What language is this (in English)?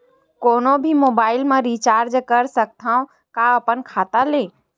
Chhattisgarhi